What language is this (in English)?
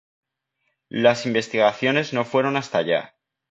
Spanish